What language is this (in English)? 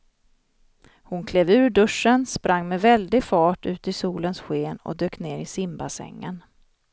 Swedish